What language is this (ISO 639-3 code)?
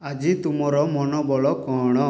ori